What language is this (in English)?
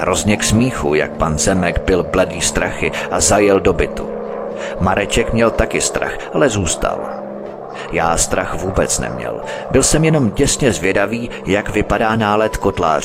Czech